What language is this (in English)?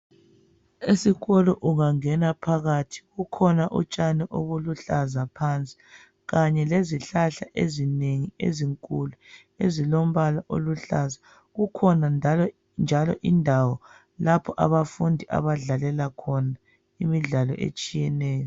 North Ndebele